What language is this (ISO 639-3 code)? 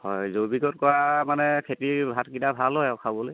asm